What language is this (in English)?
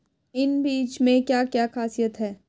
Hindi